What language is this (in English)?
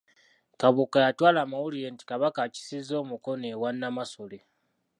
Ganda